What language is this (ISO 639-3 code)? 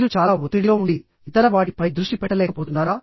tel